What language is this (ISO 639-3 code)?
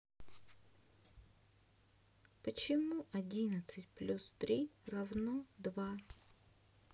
rus